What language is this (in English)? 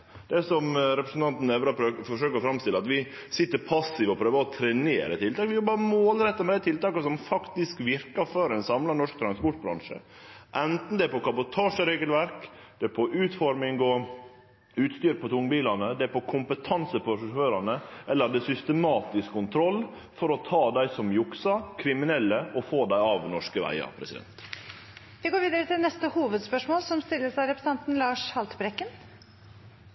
Norwegian